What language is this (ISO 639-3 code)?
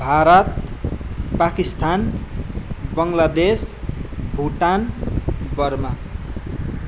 nep